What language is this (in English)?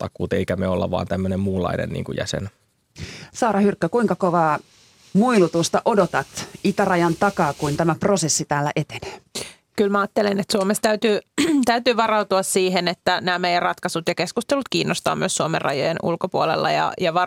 Finnish